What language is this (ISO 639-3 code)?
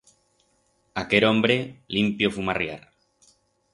arg